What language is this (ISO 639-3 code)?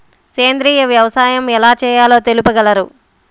tel